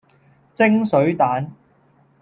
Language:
Cantonese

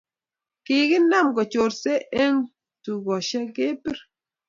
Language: Kalenjin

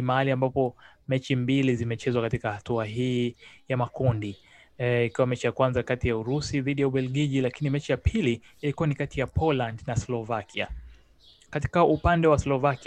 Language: Swahili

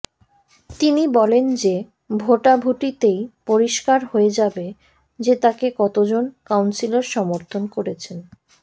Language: Bangla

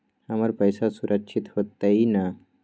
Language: Magahi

